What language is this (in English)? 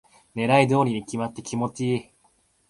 Japanese